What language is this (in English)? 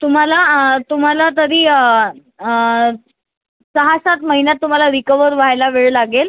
Marathi